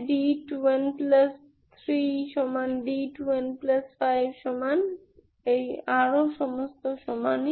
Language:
Bangla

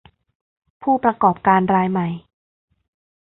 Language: Thai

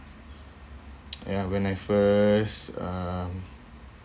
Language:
English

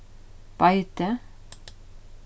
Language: Faroese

